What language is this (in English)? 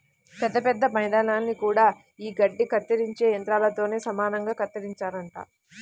Telugu